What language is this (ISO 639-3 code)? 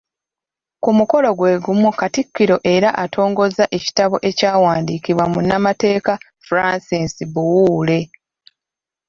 lug